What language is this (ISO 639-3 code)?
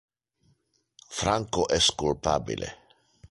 ina